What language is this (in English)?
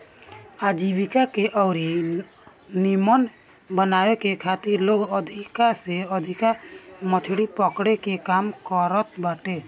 Bhojpuri